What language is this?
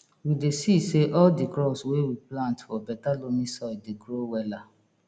Nigerian Pidgin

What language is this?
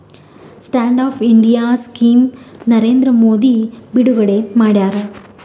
Kannada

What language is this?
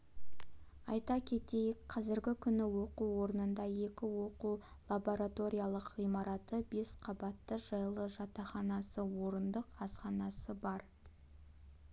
Kazakh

